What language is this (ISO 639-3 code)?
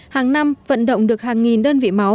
vie